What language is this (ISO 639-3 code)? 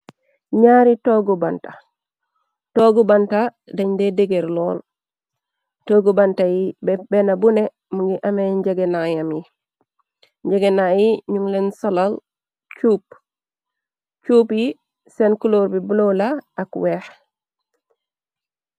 wol